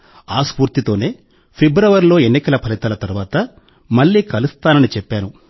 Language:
Telugu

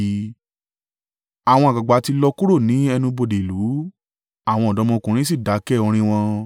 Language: Yoruba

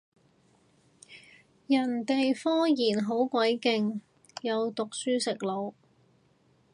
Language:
Cantonese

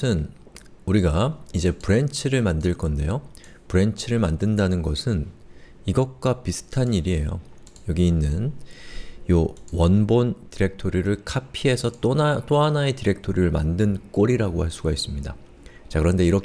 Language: Korean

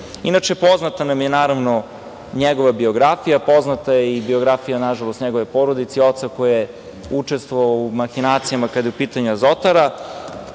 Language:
Serbian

